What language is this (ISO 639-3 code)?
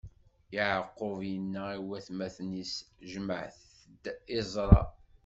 kab